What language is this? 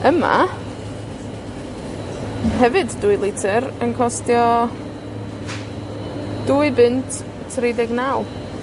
Welsh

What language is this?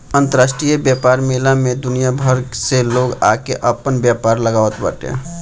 Bhojpuri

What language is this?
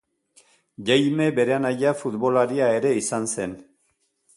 Basque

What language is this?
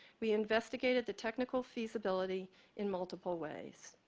English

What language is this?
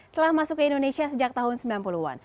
Indonesian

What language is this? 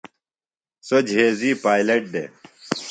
Phalura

